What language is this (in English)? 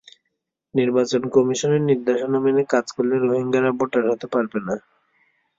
Bangla